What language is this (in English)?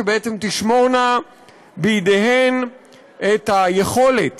Hebrew